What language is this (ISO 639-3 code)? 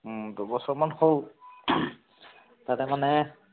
asm